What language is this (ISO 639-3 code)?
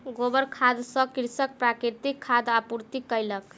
mai